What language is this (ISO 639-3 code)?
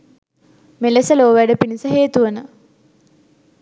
sin